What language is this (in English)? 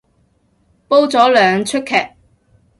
Cantonese